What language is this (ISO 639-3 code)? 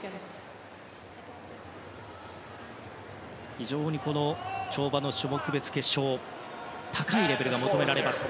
jpn